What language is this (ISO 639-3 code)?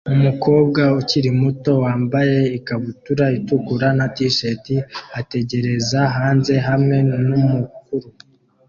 kin